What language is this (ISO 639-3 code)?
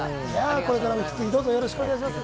jpn